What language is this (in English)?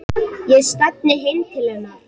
Icelandic